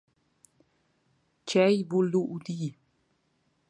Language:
Romansh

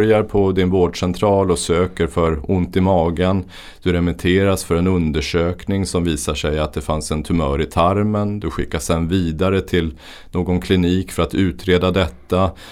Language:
Swedish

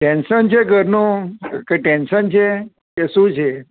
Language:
Gujarati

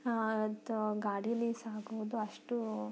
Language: Kannada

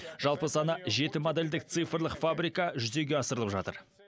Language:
Kazakh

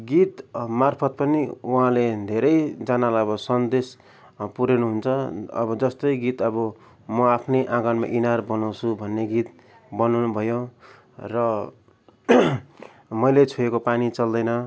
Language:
Nepali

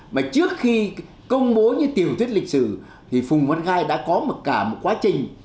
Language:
Vietnamese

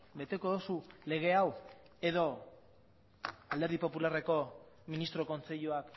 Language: Basque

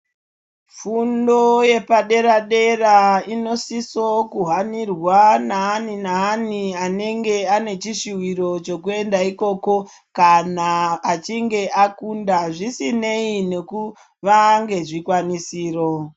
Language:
Ndau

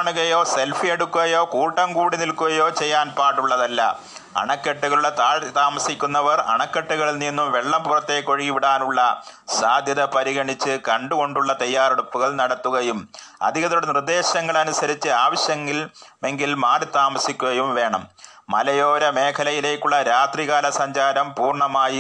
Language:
Malayalam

